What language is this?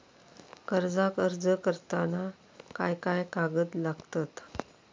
Marathi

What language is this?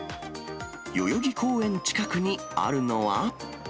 Japanese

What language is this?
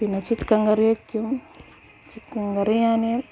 Malayalam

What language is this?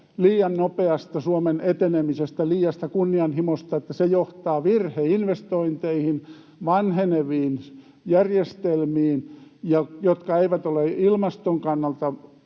Finnish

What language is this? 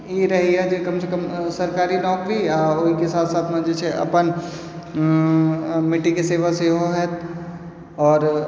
Maithili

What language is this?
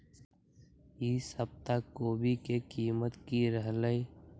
Magahi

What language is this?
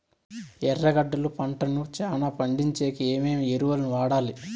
Telugu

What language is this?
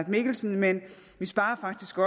Danish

